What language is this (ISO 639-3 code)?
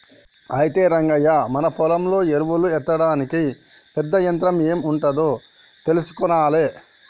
tel